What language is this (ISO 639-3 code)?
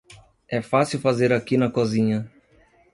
por